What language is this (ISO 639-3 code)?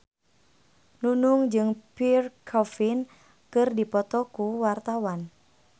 sun